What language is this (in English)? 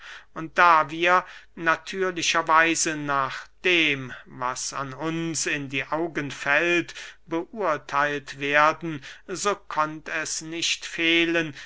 German